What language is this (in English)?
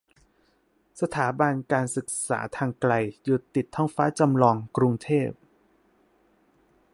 Thai